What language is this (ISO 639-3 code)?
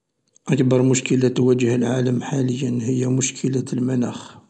arq